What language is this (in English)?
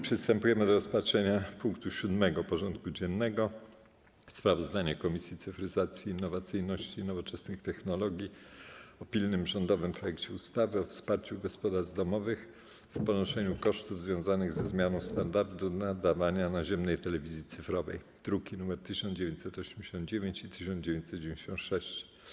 Polish